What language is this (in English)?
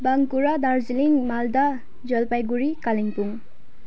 Nepali